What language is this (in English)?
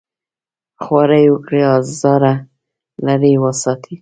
Pashto